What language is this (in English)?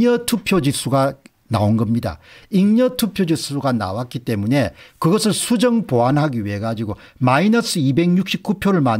Korean